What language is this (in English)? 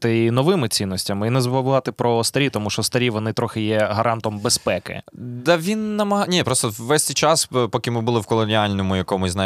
Ukrainian